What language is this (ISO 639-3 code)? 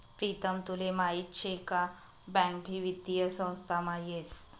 mar